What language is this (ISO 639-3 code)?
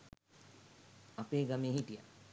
sin